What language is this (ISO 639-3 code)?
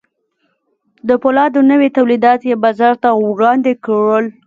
pus